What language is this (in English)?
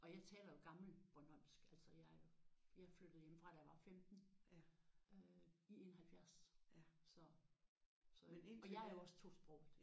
Danish